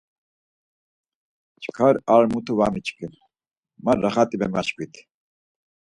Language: Laz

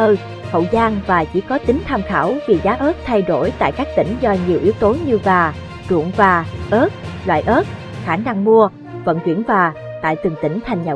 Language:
Vietnamese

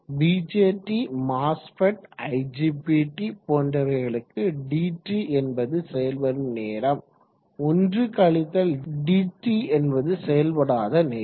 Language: Tamil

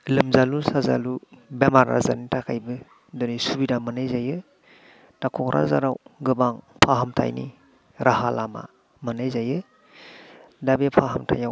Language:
Bodo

